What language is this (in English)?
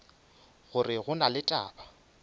Northern Sotho